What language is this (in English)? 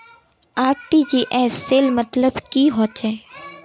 Magahi